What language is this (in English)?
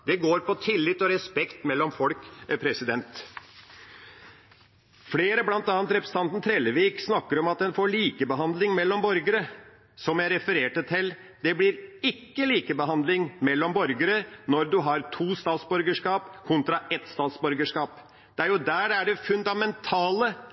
Norwegian Bokmål